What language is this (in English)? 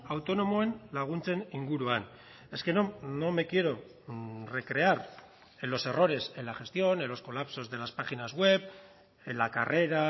Spanish